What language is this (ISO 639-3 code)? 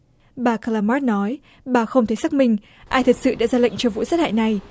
vie